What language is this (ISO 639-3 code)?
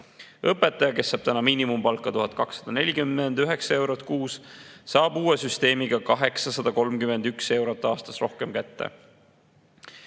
est